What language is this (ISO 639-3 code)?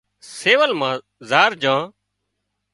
kxp